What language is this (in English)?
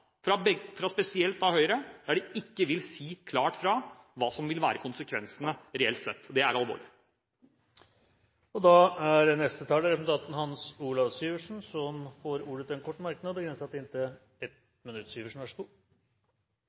Norwegian Bokmål